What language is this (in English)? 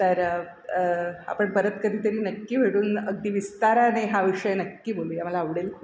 Marathi